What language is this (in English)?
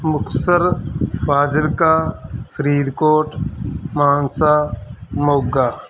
Punjabi